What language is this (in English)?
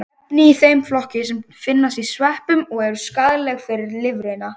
Icelandic